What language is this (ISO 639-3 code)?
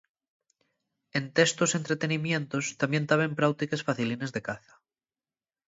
ast